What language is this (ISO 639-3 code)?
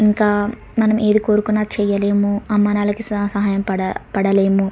tel